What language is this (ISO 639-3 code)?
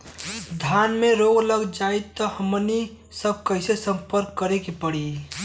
bho